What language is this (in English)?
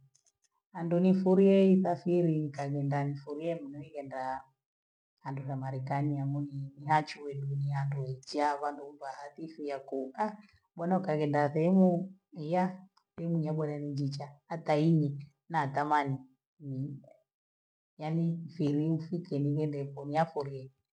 Gweno